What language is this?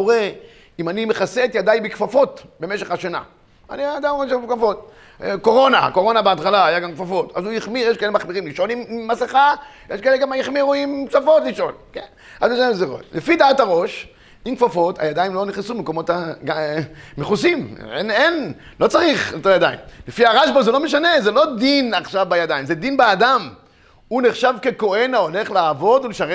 Hebrew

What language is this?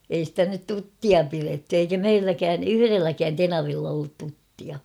Finnish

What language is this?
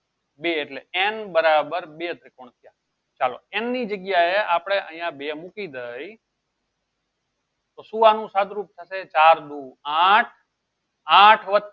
Gujarati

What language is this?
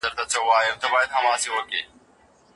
Pashto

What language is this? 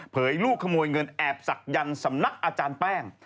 Thai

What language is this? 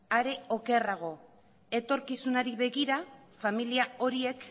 Basque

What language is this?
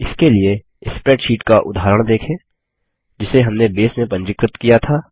Hindi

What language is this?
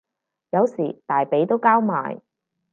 Cantonese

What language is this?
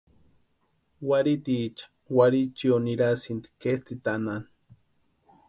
Western Highland Purepecha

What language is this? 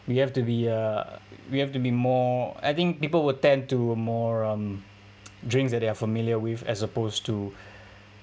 English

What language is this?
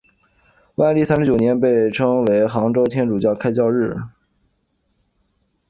Chinese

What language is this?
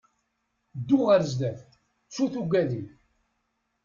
Kabyle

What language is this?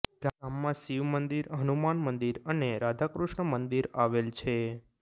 Gujarati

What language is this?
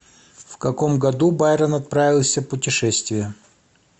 Russian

